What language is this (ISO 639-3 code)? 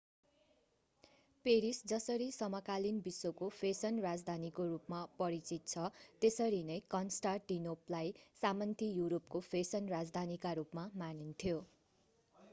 nep